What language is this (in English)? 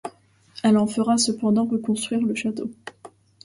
French